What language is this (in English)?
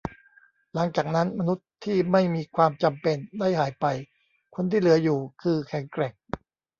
Thai